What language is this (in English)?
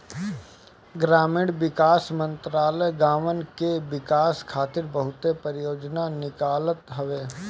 Bhojpuri